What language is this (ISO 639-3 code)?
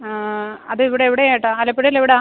mal